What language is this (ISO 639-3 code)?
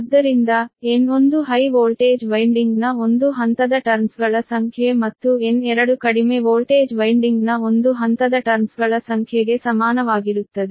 kan